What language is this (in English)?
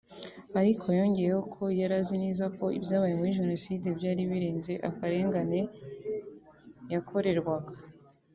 Kinyarwanda